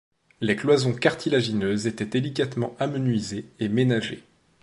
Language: French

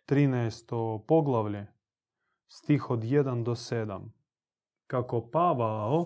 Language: Croatian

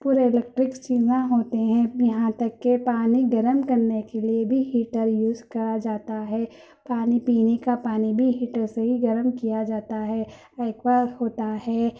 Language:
Urdu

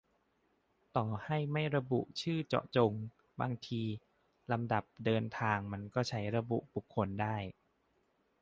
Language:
Thai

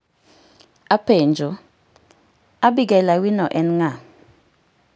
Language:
Luo (Kenya and Tanzania)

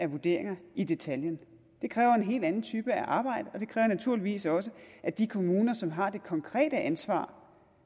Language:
Danish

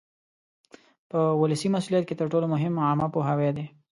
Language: Pashto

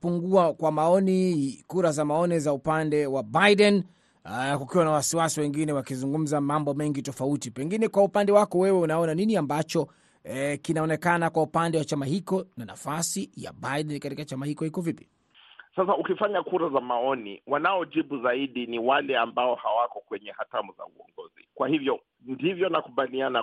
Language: Swahili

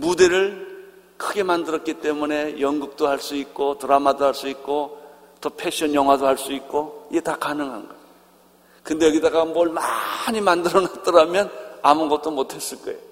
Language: Korean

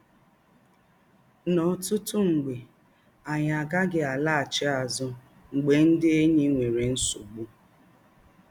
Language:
Igbo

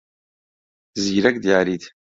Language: Central Kurdish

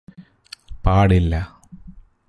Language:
Malayalam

